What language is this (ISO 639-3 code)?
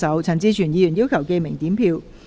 yue